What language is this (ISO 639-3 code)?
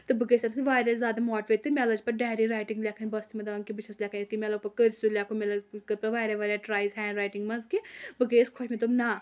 kas